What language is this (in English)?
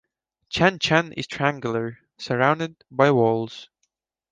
English